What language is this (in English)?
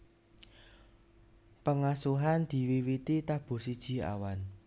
Javanese